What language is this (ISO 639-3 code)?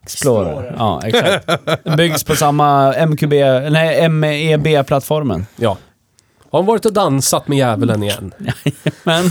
swe